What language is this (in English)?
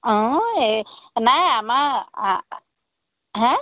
Assamese